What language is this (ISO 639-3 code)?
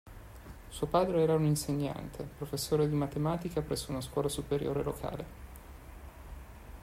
ita